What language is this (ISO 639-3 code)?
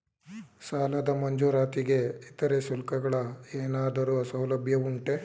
kan